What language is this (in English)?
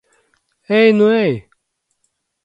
Latvian